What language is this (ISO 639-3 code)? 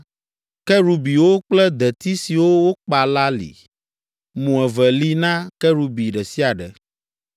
ewe